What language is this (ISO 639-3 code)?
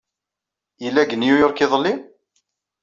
kab